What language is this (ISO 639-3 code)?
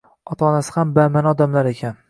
uzb